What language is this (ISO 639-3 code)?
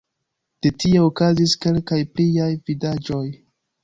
epo